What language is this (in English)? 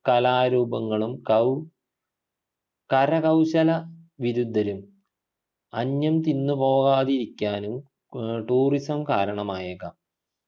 Malayalam